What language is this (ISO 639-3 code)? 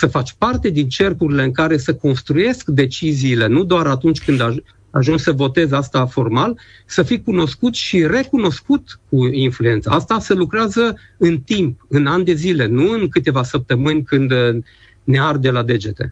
ron